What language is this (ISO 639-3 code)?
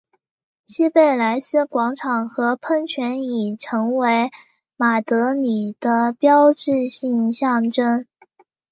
zho